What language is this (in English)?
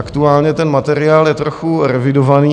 Czech